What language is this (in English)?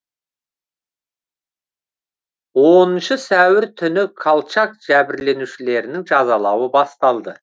Kazakh